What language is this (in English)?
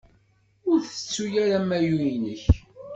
Kabyle